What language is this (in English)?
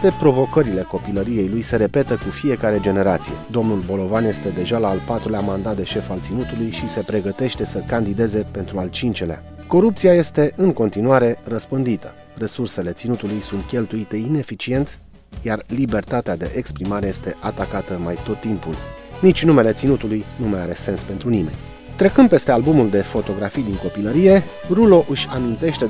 Romanian